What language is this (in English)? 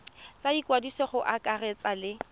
Tswana